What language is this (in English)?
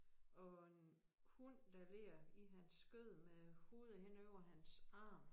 Danish